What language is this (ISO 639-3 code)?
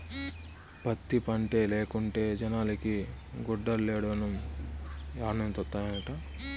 tel